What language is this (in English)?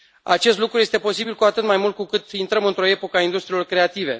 Romanian